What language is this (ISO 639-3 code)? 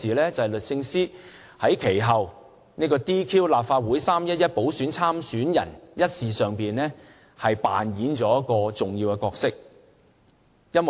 yue